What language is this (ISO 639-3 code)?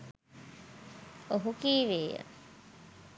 sin